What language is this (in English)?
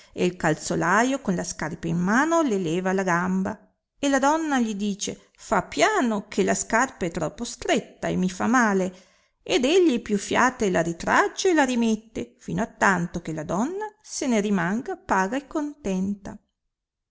Italian